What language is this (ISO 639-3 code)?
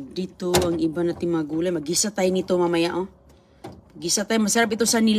fil